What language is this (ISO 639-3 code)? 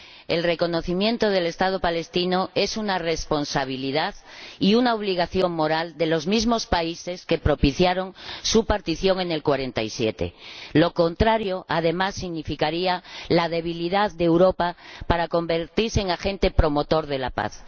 spa